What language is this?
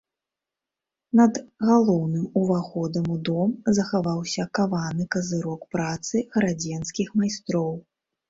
Belarusian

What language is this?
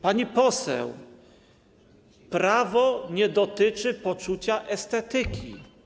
Polish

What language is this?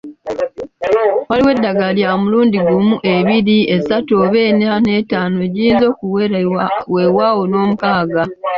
Ganda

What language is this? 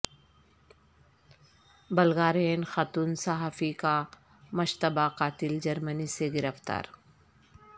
Urdu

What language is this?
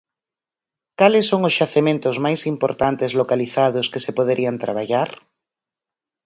Galician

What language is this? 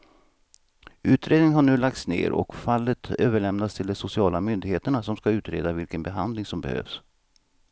Swedish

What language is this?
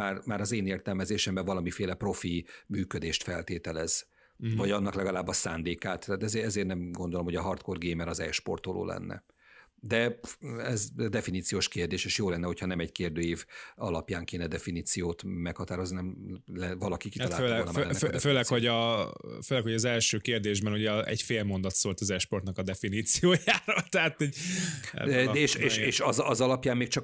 Hungarian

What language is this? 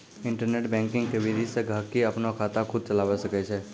Maithili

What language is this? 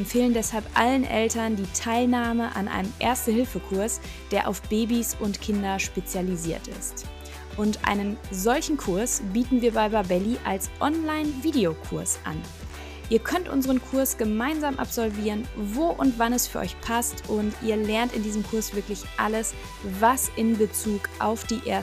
German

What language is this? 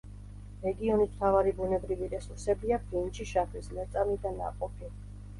Georgian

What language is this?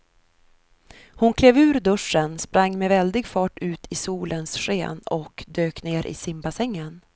Swedish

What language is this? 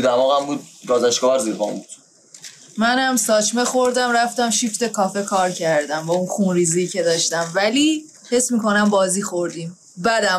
Persian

